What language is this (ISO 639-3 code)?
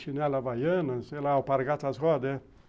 por